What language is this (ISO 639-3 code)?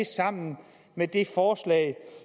dan